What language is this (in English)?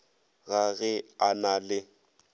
Northern Sotho